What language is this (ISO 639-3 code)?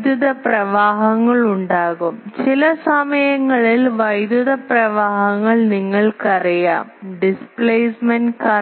mal